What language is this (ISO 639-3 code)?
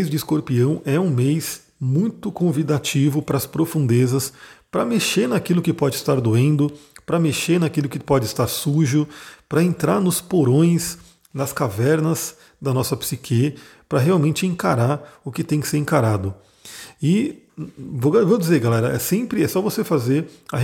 por